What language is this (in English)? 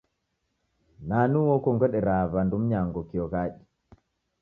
Taita